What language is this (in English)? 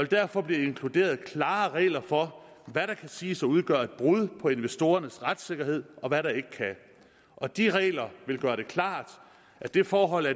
Danish